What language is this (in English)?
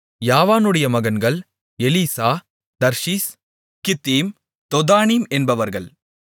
Tamil